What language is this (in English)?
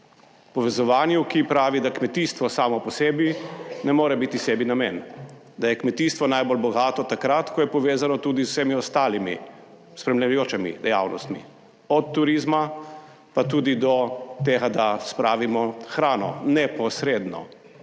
Slovenian